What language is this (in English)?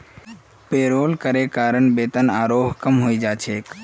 Magahi